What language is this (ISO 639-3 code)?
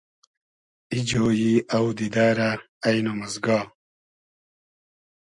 haz